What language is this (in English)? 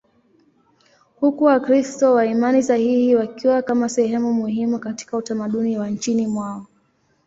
Swahili